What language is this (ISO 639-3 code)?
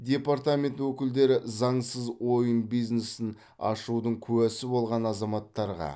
kaz